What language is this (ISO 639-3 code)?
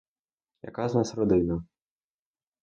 ukr